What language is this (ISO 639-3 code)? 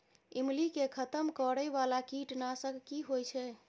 mai